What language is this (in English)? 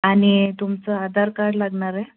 Marathi